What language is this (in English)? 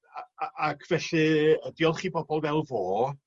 Welsh